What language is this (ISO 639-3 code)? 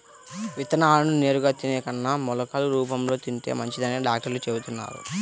tel